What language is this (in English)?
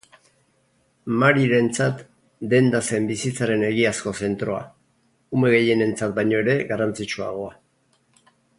Basque